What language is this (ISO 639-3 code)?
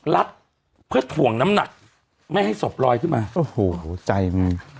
tha